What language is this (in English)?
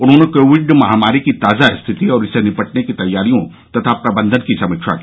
Hindi